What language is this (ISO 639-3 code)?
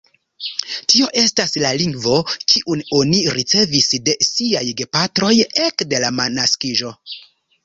epo